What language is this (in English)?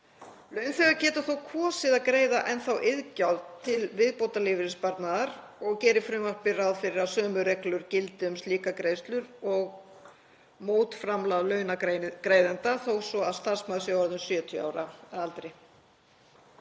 Icelandic